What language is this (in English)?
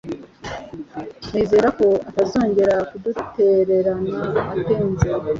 Kinyarwanda